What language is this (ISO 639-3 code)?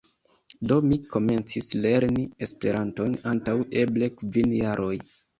epo